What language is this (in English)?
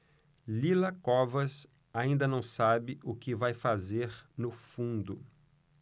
Portuguese